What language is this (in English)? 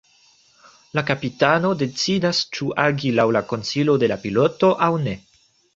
Esperanto